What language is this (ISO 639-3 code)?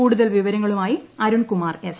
mal